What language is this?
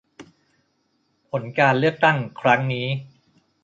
Thai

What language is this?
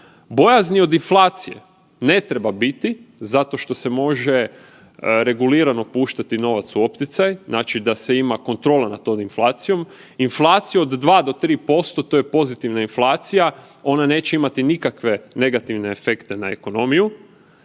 Croatian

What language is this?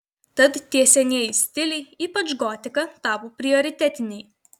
Lithuanian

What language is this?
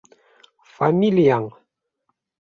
Bashkir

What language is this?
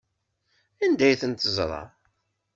Kabyle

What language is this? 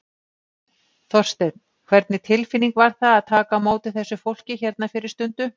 Icelandic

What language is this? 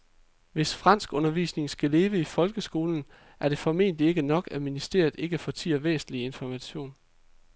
Danish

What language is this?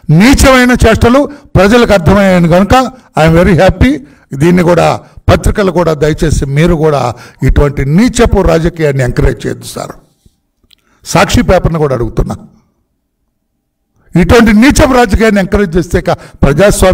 Hindi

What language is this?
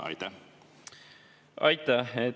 Estonian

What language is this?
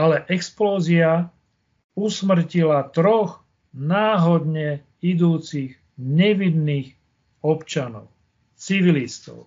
Slovak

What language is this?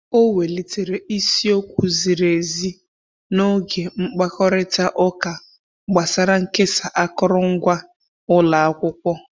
Igbo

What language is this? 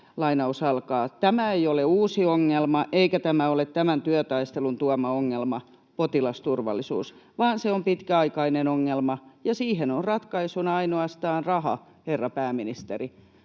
Finnish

